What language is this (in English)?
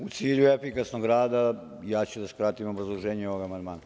Serbian